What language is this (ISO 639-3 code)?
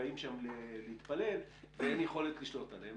heb